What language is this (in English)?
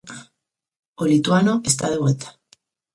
Galician